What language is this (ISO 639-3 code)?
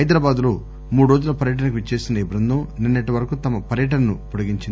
tel